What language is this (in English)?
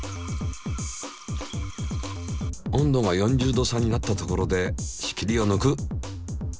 Japanese